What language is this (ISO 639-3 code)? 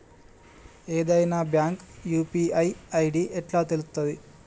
tel